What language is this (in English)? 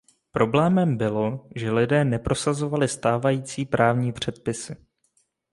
Czech